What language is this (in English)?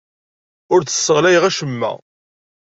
Kabyle